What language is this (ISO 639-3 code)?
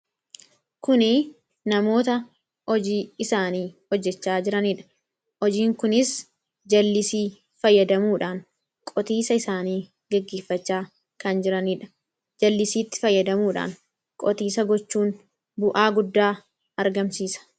orm